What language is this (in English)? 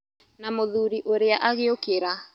Kikuyu